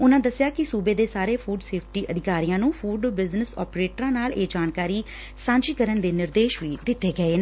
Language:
Punjabi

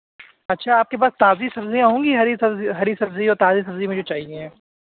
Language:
Urdu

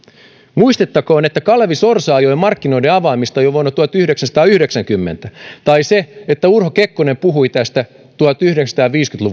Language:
Finnish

